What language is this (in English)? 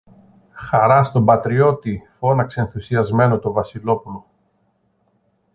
Greek